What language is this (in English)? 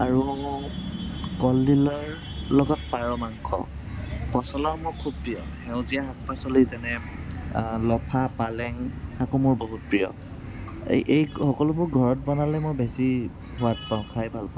Assamese